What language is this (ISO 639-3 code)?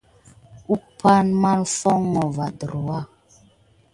gid